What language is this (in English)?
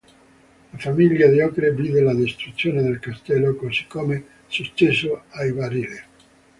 Italian